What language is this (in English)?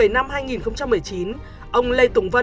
Vietnamese